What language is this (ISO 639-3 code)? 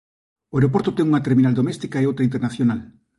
glg